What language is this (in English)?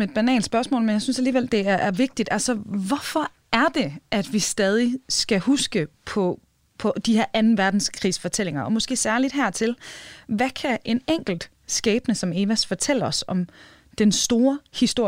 Danish